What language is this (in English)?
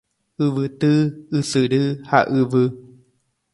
Guarani